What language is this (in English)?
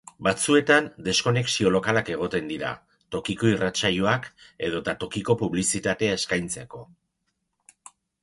Basque